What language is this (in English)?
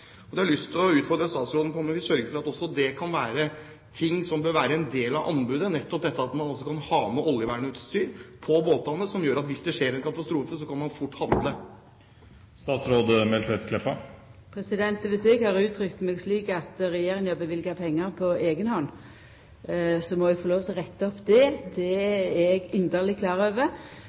Norwegian